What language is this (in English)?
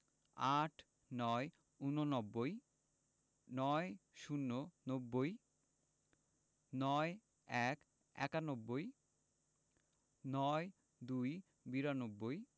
Bangla